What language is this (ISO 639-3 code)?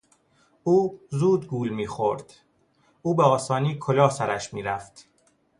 fas